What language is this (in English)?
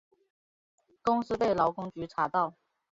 Chinese